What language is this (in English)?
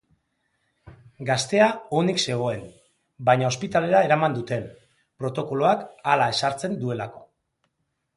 Basque